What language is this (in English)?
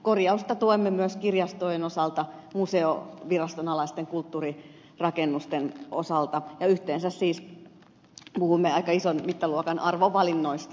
Finnish